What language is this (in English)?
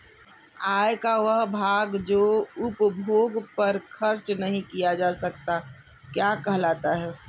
Hindi